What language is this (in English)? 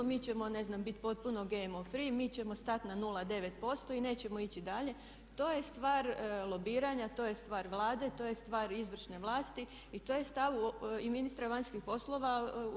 Croatian